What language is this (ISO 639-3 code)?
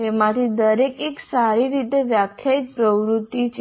guj